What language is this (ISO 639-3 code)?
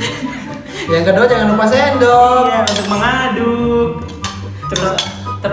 ind